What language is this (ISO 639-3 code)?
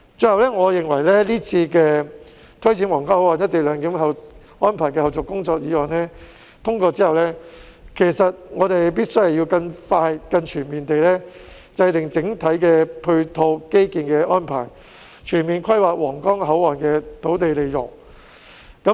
yue